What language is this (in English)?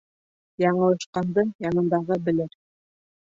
Bashkir